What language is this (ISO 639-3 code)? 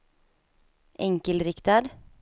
swe